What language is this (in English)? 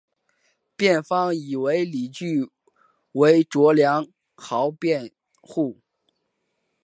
Chinese